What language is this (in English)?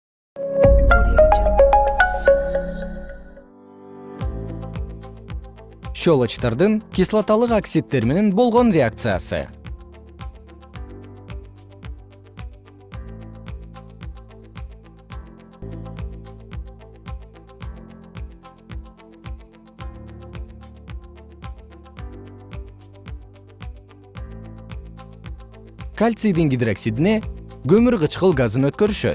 Kyrgyz